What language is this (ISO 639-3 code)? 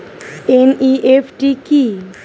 ben